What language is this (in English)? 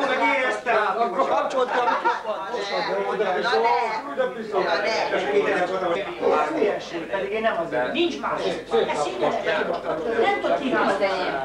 Hungarian